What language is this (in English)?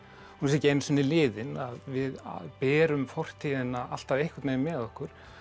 Icelandic